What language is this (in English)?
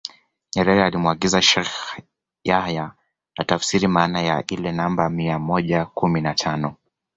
Swahili